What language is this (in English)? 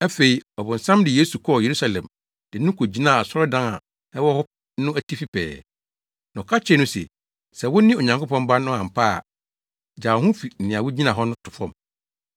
Akan